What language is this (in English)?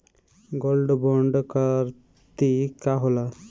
Bhojpuri